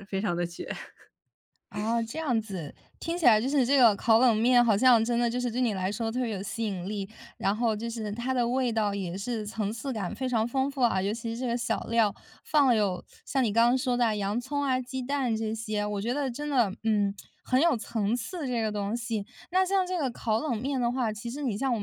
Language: Chinese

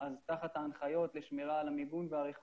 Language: Hebrew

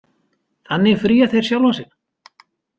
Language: Icelandic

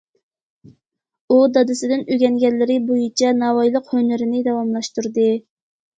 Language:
Uyghur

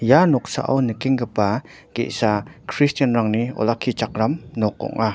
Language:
Garo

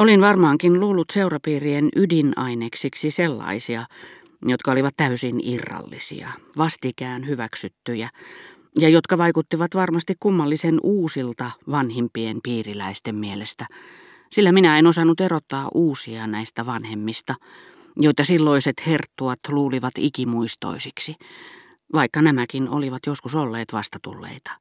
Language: Finnish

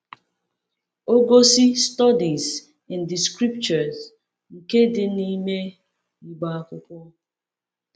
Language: Igbo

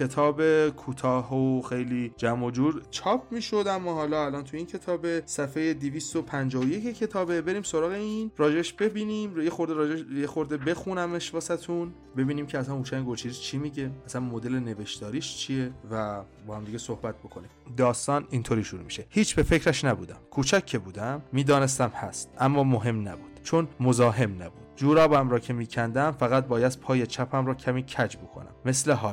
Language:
Persian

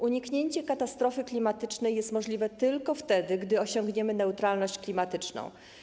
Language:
Polish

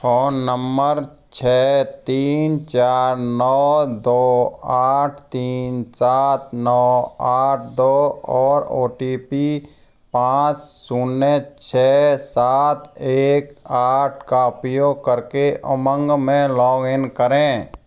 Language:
Hindi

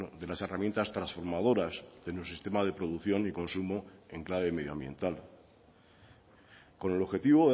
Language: Spanish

